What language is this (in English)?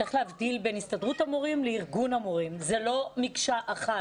Hebrew